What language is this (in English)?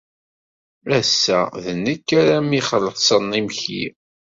Kabyle